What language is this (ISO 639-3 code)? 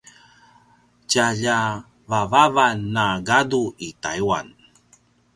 pwn